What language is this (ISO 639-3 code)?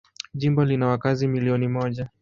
swa